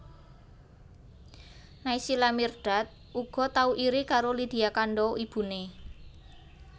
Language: Javanese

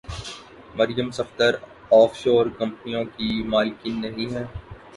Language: Urdu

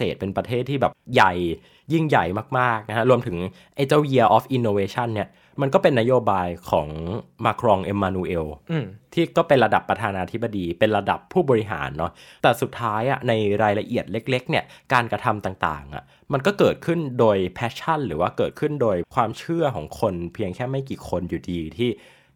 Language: Thai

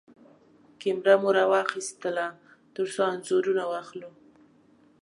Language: Pashto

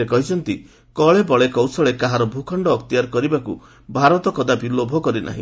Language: Odia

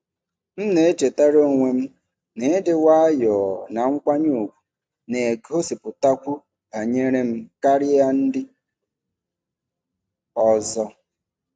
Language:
Igbo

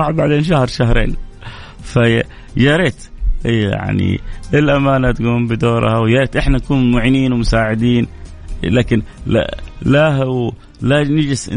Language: Arabic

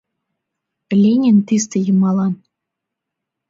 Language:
Mari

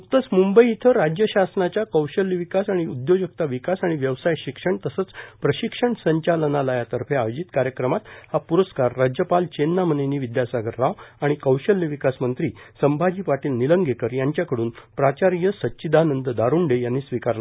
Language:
Marathi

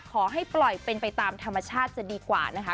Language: Thai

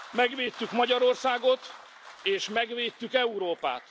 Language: Hungarian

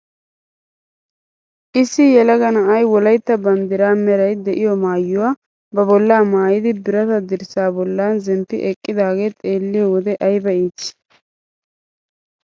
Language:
Wolaytta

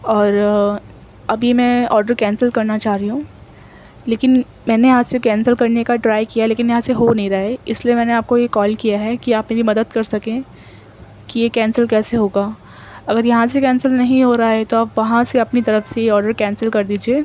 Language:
Urdu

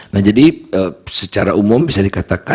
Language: Indonesian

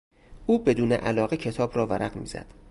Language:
Persian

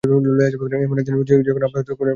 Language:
Bangla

